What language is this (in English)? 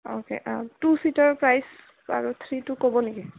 Assamese